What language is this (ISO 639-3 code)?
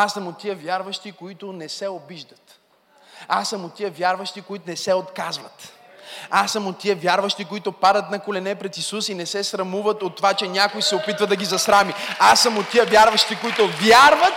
bul